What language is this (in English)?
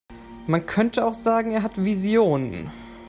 German